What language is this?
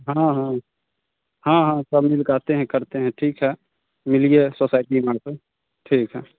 Hindi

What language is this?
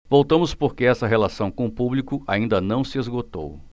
Portuguese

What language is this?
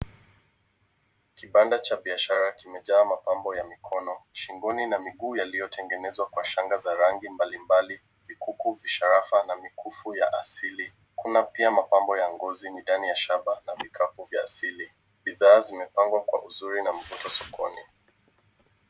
Swahili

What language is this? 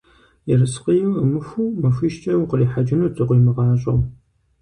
Kabardian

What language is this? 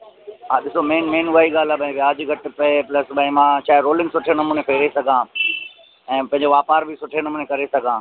Sindhi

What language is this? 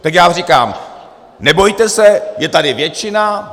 Czech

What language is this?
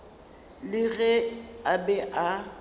Northern Sotho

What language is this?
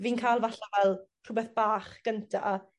Welsh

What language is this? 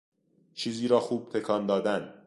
Persian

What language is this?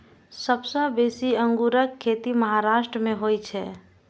Maithili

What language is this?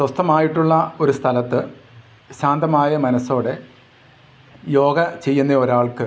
Malayalam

